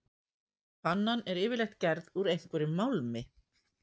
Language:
Icelandic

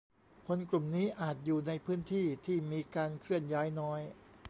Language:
Thai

